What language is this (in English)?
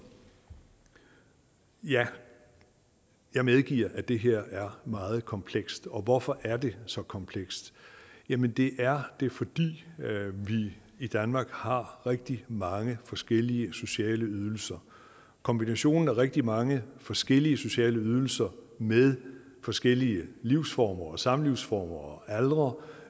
Danish